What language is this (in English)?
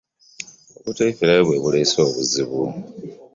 Ganda